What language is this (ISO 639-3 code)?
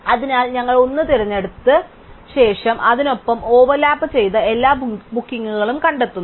mal